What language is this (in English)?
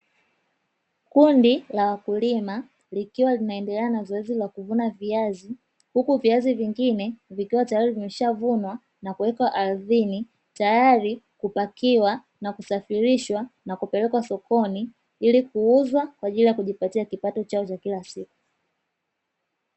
Swahili